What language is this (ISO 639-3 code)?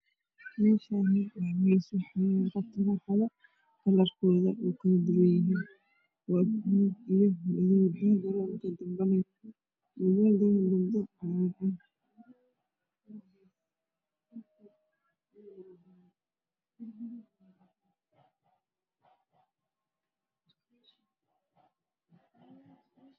som